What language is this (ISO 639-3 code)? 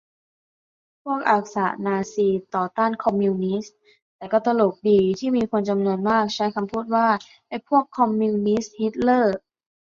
tha